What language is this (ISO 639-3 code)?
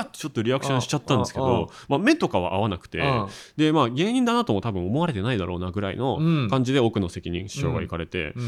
jpn